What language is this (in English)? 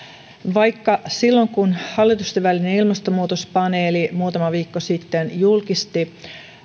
Finnish